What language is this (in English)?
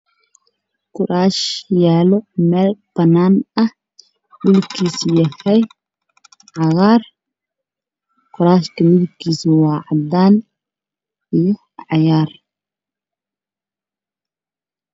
Somali